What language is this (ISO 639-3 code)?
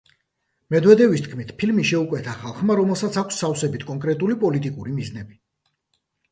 kat